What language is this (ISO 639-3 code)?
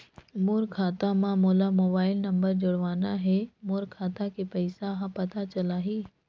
hne